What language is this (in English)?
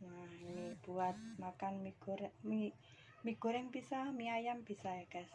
Indonesian